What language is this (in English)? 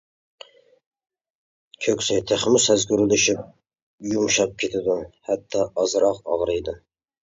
Uyghur